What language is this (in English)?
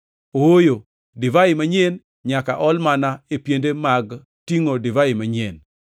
Luo (Kenya and Tanzania)